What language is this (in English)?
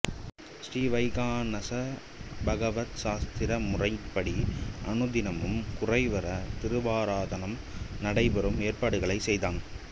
Tamil